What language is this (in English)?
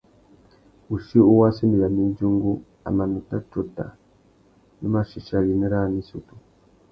Tuki